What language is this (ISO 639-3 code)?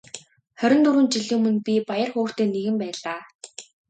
mon